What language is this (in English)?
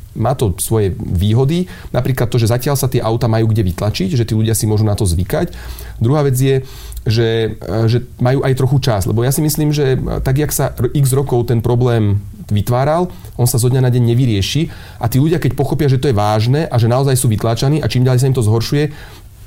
Slovak